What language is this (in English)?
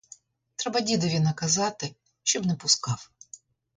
Ukrainian